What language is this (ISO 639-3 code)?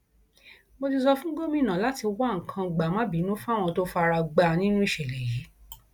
yor